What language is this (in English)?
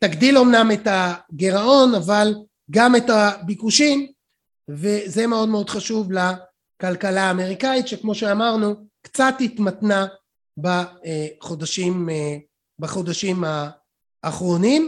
Hebrew